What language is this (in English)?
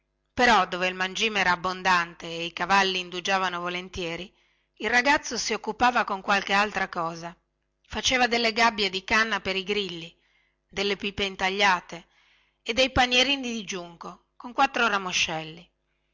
Italian